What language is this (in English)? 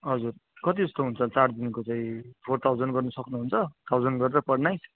Nepali